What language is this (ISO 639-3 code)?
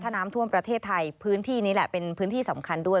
tha